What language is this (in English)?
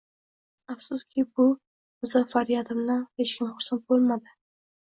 Uzbek